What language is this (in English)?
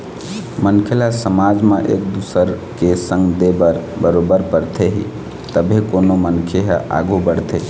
Chhattisgarhi